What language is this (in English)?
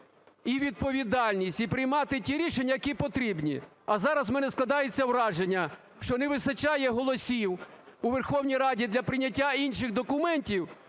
Ukrainian